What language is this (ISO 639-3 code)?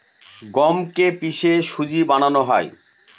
ben